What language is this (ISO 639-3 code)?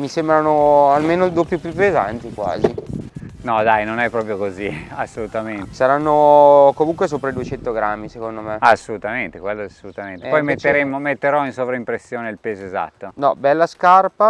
ita